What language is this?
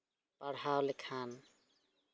Santali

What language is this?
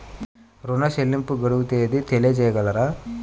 Telugu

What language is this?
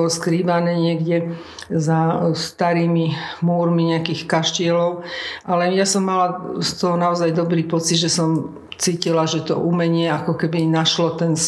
Slovak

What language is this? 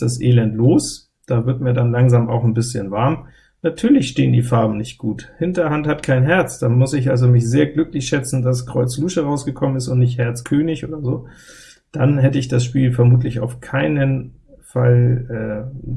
German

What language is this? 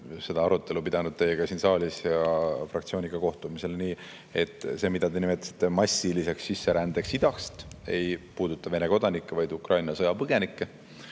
Estonian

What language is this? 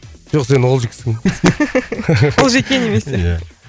Kazakh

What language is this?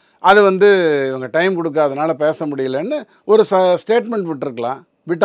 Tamil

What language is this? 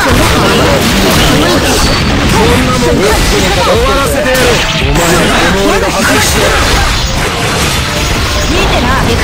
Japanese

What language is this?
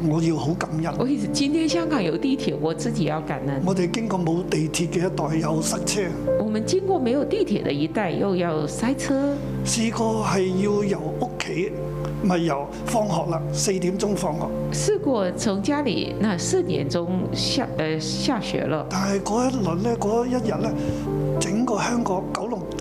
Chinese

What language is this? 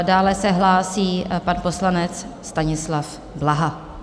Czech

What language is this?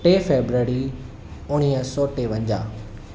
Sindhi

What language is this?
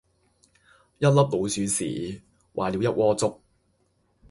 Cantonese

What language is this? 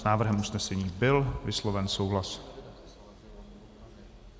Czech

